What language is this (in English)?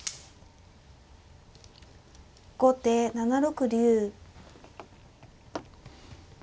Japanese